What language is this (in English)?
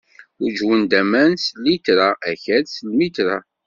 Kabyle